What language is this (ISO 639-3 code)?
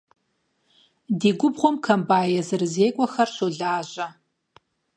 kbd